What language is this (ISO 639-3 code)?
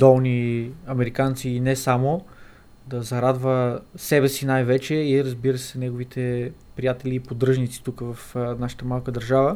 bul